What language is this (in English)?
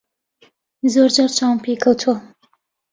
Central Kurdish